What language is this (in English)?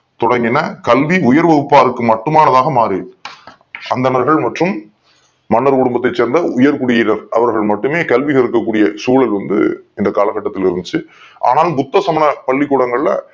Tamil